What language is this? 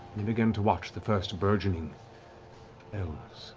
English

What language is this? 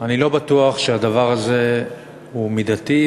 Hebrew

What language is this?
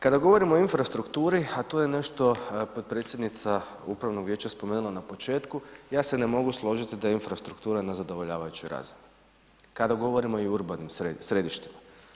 Croatian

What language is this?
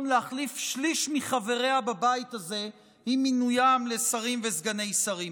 Hebrew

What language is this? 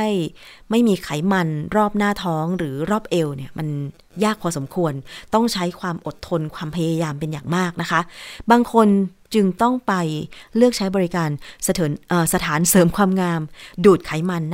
Thai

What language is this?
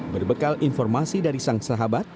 Indonesian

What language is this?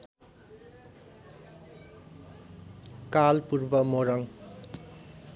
Nepali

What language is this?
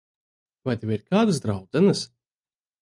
Latvian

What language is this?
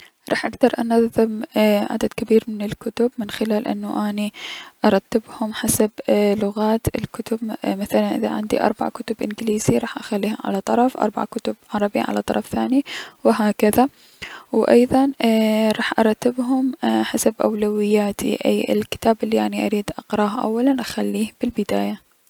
Mesopotamian Arabic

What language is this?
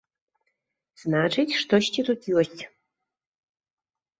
Belarusian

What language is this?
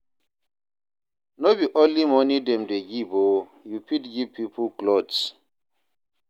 Nigerian Pidgin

